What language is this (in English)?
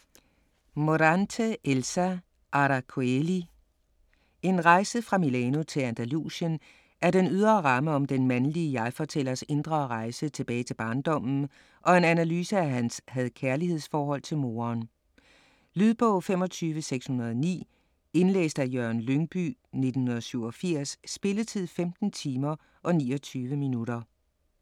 Danish